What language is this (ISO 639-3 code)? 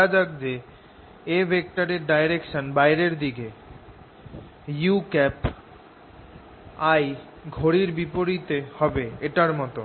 ben